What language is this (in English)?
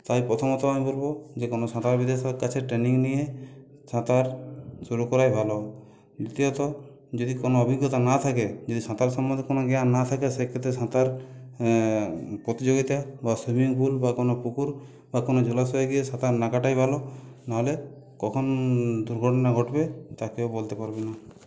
Bangla